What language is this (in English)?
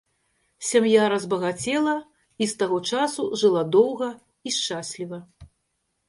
Belarusian